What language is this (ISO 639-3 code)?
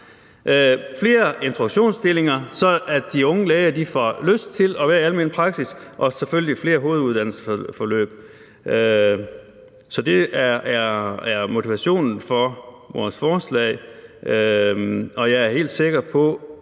dan